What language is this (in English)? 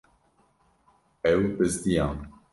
Kurdish